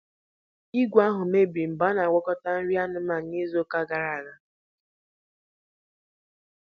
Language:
Igbo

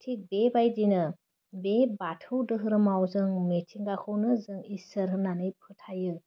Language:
Bodo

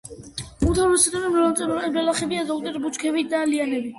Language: Georgian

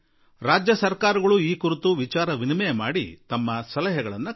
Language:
Kannada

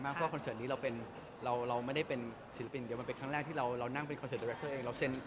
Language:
Thai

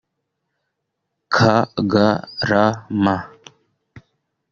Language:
Kinyarwanda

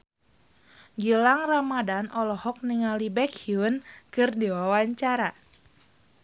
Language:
Sundanese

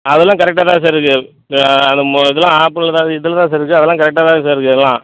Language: Tamil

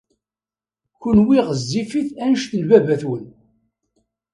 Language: Kabyle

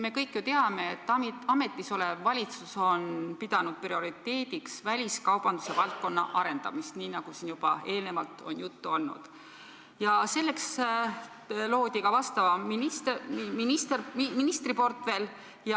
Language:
Estonian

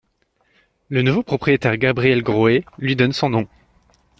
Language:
French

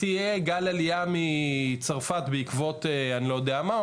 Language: Hebrew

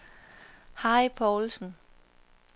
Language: Danish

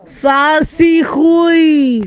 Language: Russian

